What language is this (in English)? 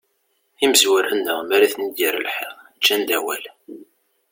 Kabyle